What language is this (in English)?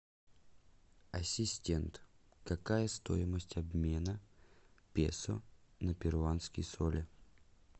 Russian